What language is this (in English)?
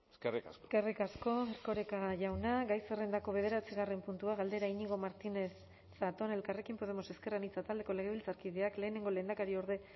Basque